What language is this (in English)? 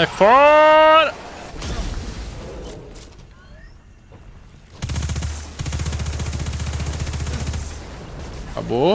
Portuguese